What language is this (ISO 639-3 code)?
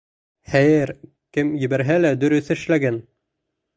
bak